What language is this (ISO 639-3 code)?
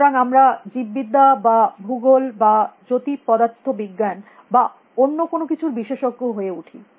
ben